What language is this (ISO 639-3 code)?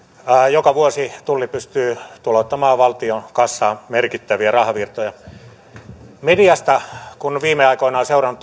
fin